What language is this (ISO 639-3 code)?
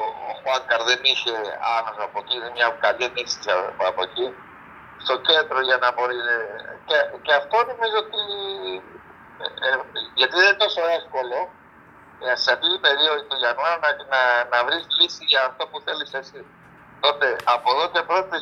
ell